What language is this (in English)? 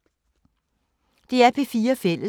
Danish